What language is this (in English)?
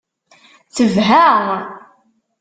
Kabyle